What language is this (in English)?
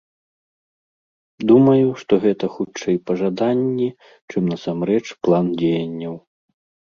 Belarusian